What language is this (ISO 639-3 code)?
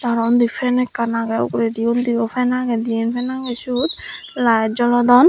ccp